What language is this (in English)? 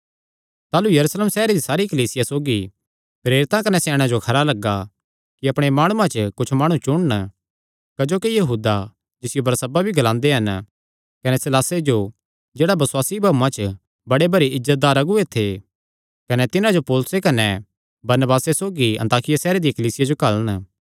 Kangri